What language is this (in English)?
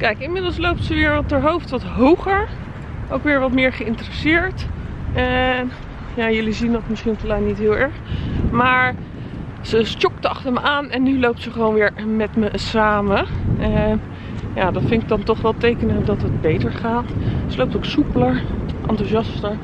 Dutch